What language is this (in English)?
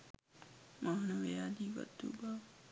Sinhala